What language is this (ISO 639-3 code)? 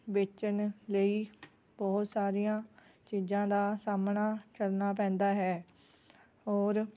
pan